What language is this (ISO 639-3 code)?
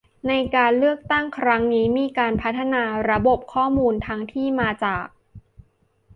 tha